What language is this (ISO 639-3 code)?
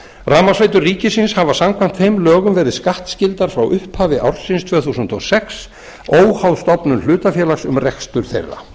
isl